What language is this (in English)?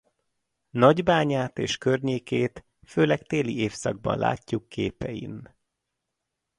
Hungarian